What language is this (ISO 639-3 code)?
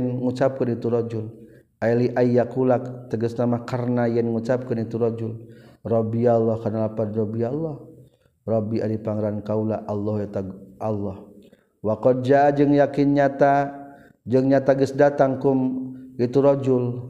msa